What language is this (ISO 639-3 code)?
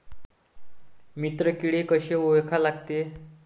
mar